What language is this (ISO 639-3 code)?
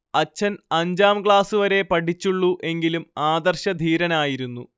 mal